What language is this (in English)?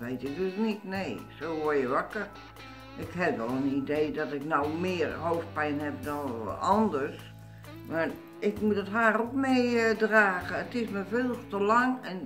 Dutch